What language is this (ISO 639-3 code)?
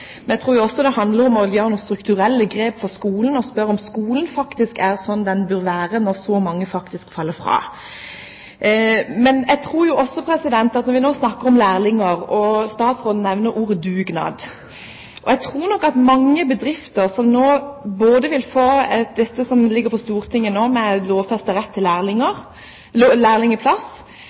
nob